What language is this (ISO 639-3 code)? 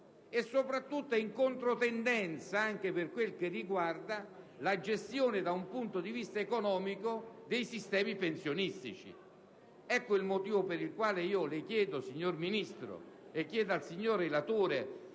ita